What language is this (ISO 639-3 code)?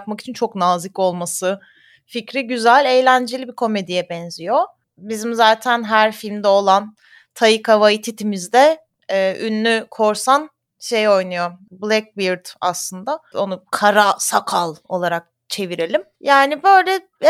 tur